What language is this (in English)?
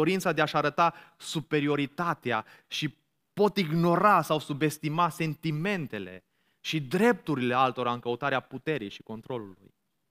Romanian